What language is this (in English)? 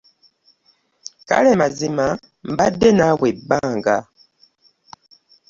Ganda